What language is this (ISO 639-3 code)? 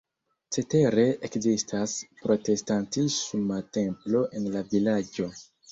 epo